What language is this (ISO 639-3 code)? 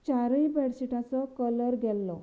kok